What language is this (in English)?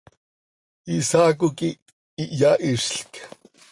Seri